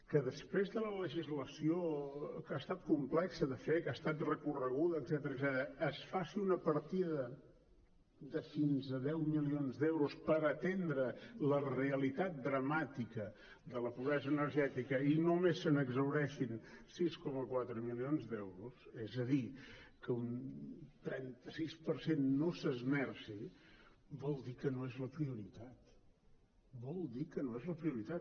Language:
Catalan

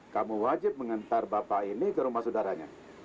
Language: Indonesian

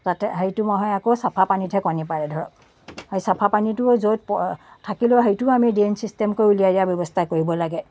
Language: Assamese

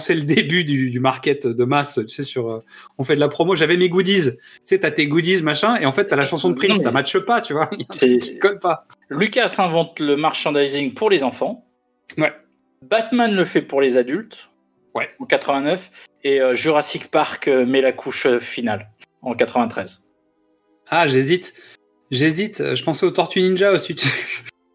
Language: French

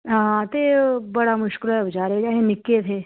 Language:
Dogri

